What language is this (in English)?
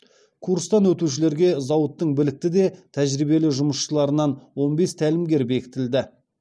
Kazakh